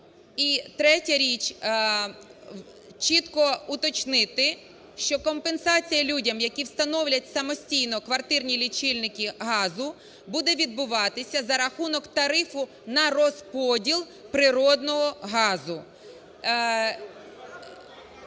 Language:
Ukrainian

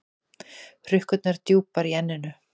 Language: Icelandic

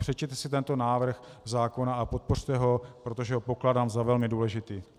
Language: Czech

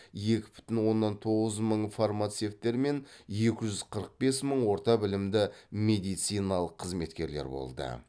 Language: Kazakh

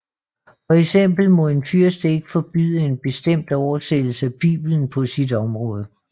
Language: Danish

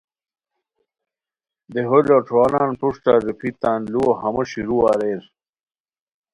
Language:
Khowar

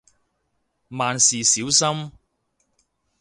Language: Cantonese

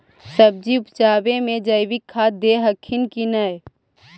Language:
Magahi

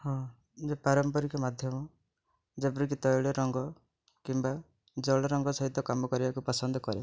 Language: Odia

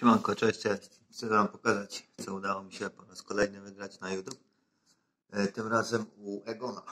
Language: Polish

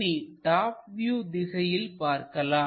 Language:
Tamil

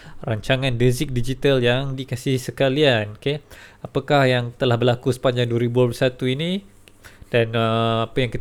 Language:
Malay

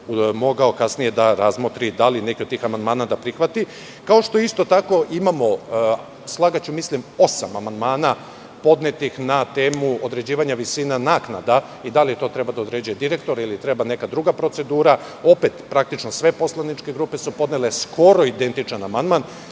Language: Serbian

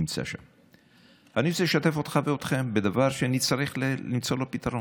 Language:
Hebrew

